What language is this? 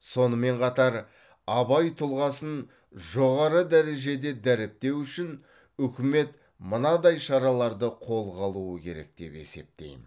Kazakh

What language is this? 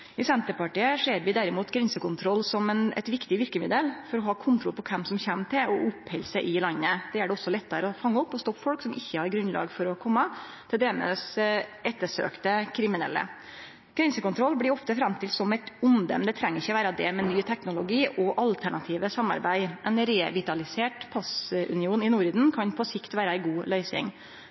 Norwegian Nynorsk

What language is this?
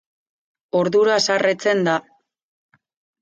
Basque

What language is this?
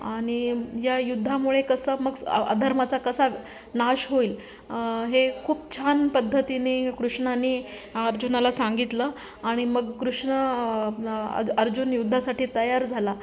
Marathi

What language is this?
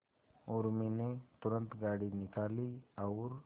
Hindi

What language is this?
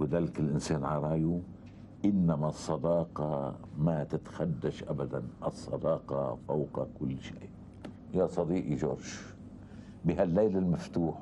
Arabic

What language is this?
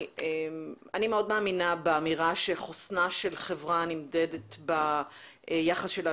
Hebrew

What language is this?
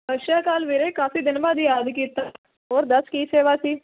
Punjabi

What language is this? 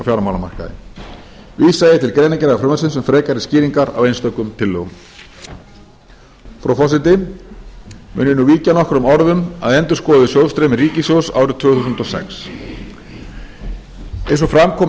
Icelandic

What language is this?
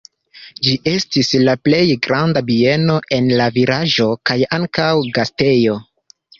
Esperanto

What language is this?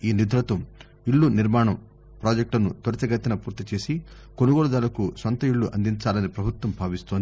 Telugu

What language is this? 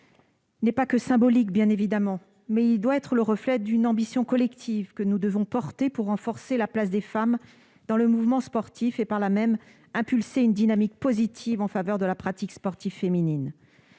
French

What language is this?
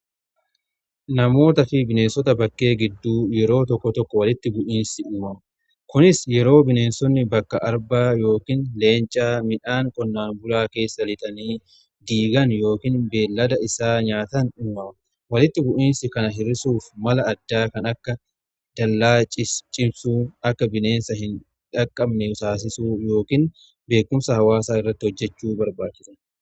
Oromo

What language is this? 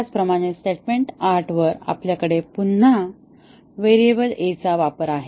Marathi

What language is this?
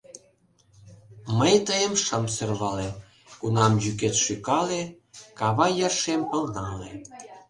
Mari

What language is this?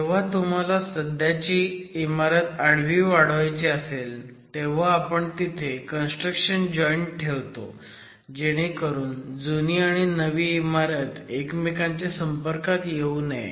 Marathi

